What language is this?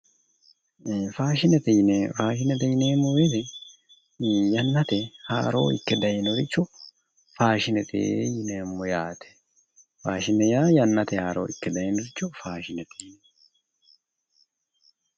Sidamo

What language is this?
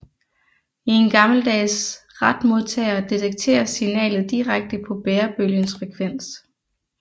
Danish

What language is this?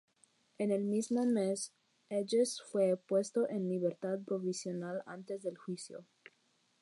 Spanish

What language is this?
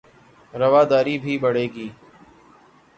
Urdu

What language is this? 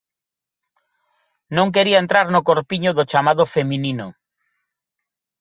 Galician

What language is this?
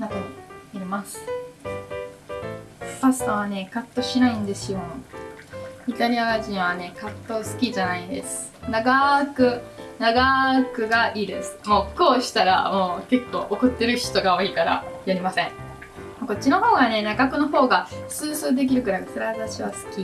Japanese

